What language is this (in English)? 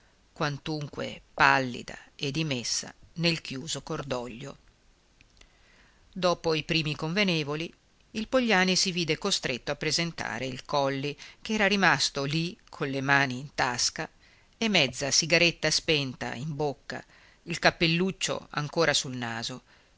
Italian